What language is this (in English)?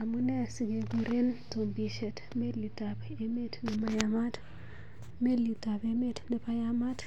Kalenjin